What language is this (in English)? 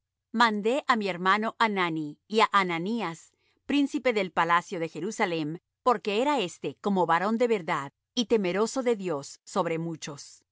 Spanish